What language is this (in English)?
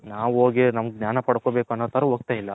Kannada